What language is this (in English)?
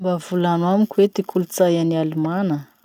Masikoro Malagasy